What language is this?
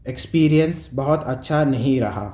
Urdu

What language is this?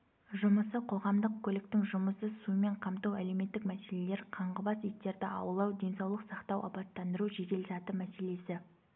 Kazakh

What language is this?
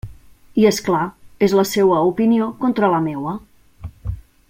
Catalan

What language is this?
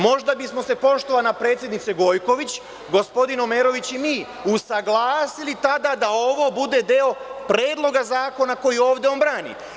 Serbian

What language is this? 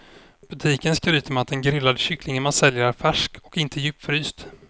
Swedish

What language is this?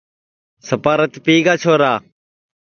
Sansi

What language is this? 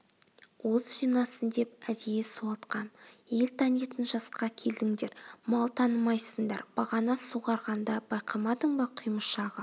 Kazakh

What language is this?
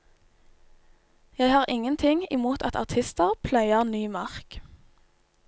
Norwegian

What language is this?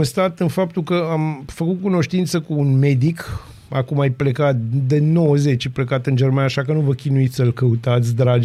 Romanian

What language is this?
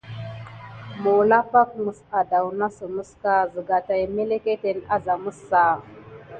Gidar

